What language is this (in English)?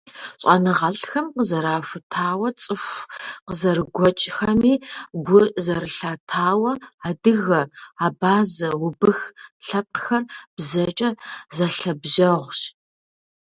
Kabardian